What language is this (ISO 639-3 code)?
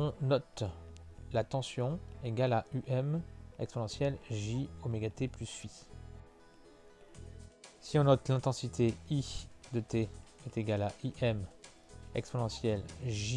fra